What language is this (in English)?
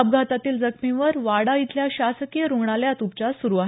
Marathi